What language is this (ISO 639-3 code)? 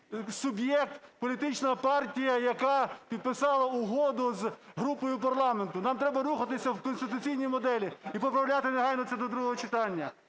ukr